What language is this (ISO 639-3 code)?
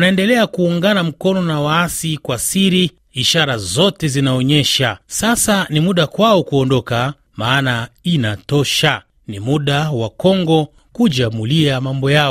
swa